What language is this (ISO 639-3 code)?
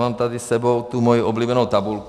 ces